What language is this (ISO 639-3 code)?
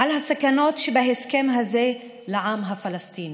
heb